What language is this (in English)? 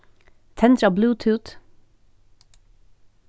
Faroese